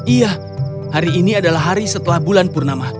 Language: Indonesian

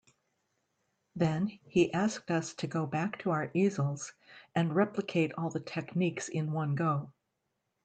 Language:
English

